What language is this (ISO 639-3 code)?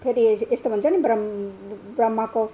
nep